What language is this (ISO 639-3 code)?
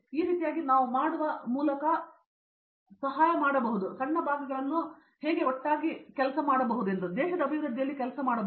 kan